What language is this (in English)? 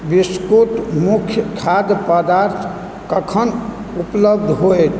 Maithili